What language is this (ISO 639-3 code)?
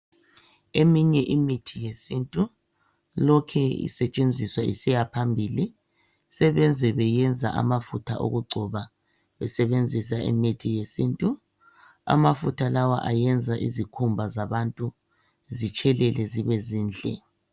nde